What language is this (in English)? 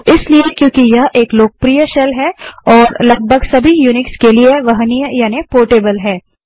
Hindi